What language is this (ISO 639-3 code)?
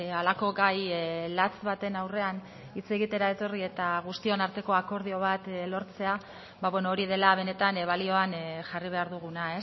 eus